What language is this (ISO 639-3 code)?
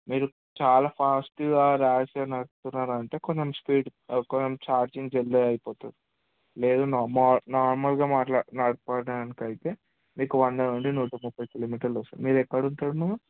tel